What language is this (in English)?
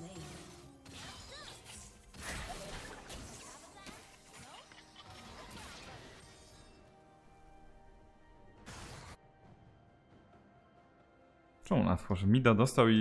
Polish